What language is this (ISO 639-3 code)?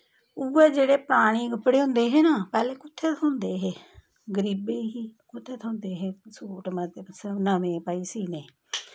doi